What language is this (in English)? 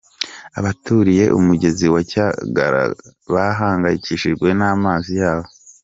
Kinyarwanda